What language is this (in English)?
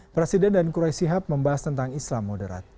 Indonesian